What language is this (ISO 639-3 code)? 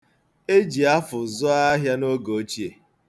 ibo